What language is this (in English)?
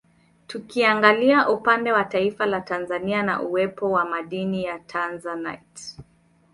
Swahili